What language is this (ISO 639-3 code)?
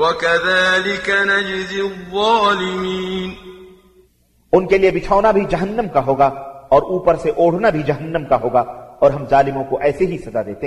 ara